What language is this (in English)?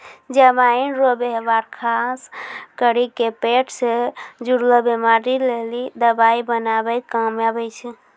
Maithili